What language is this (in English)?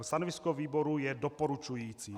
Czech